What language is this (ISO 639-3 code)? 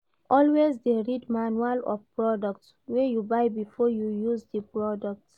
pcm